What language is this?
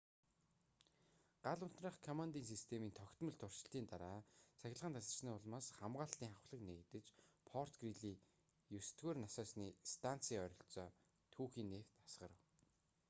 Mongolian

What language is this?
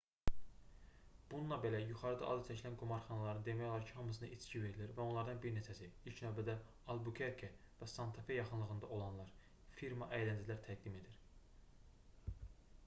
Azerbaijani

